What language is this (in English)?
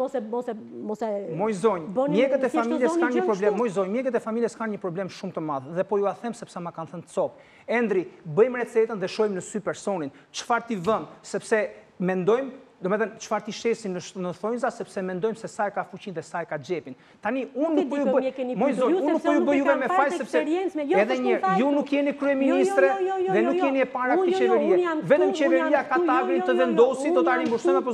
Romanian